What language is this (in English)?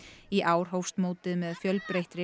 Icelandic